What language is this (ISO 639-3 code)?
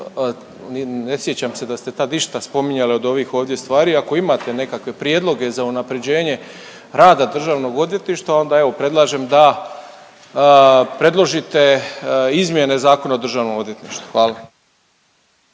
hrv